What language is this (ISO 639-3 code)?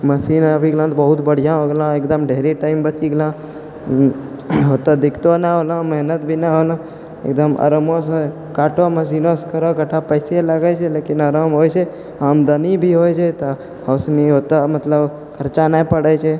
mai